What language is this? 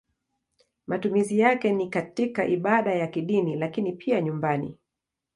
Swahili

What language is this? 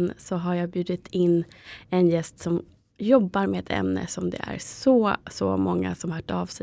Swedish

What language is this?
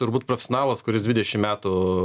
Lithuanian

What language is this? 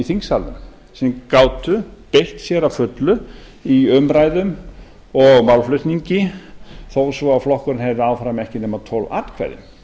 Icelandic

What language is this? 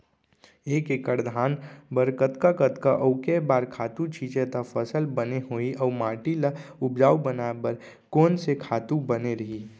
Chhattisgarhi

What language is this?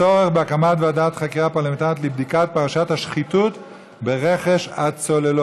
Hebrew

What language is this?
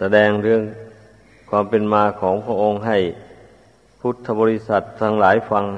Thai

